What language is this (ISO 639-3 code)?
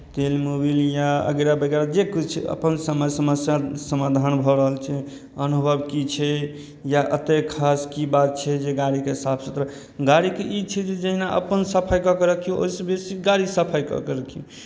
mai